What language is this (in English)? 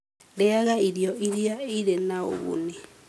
Kikuyu